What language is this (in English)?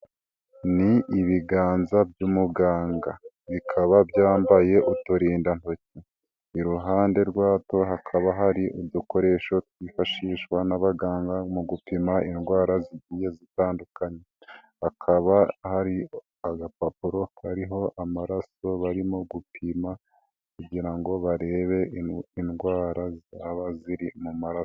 Kinyarwanda